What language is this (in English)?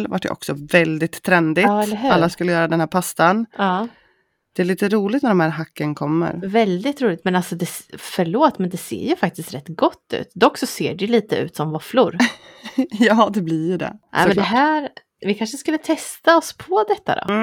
Swedish